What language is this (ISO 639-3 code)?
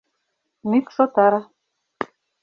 chm